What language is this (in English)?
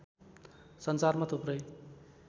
Nepali